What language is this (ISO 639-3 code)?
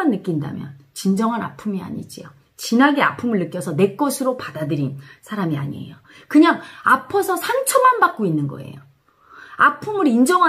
kor